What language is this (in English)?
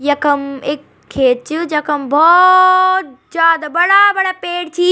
Garhwali